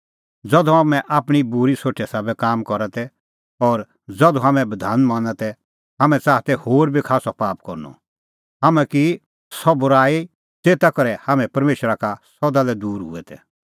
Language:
Kullu Pahari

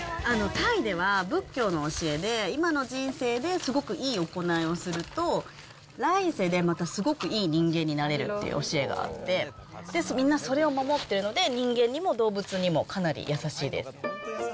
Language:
Japanese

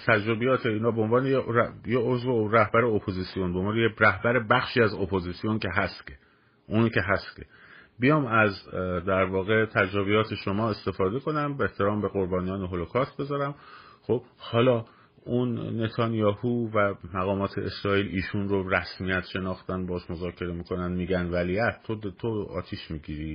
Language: Persian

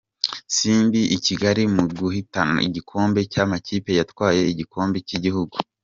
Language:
Kinyarwanda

